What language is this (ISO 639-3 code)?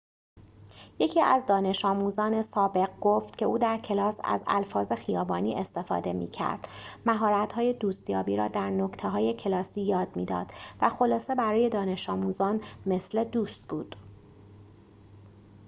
fas